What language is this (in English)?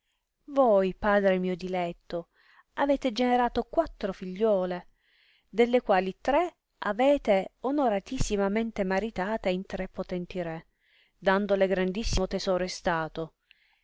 Italian